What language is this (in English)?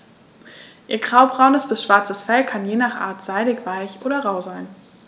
German